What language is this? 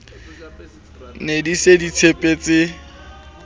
Southern Sotho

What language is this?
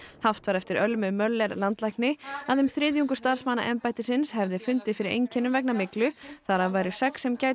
Icelandic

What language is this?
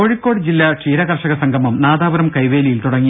Malayalam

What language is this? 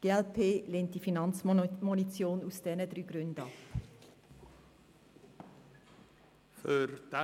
Swiss German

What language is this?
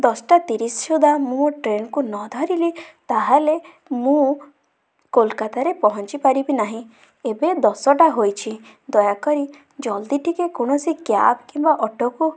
Odia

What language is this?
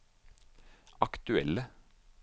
Norwegian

